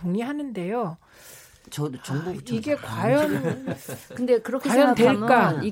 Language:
Korean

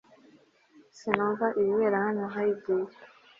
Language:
Kinyarwanda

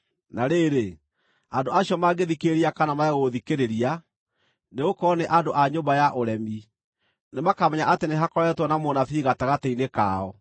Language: Kikuyu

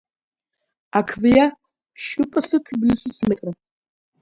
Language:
Georgian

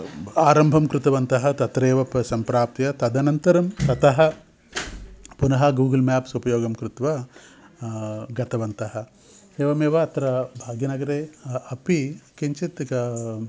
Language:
Sanskrit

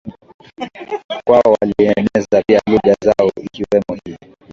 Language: Swahili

